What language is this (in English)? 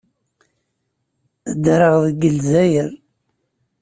Kabyle